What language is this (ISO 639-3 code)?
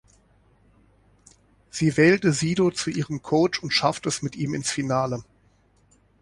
deu